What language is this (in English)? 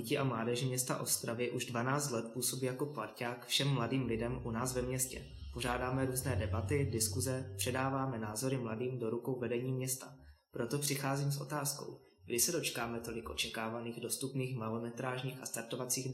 Czech